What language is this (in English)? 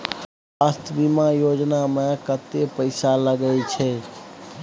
Maithili